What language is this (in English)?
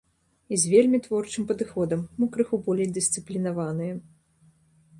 Belarusian